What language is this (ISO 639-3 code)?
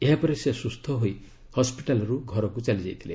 ori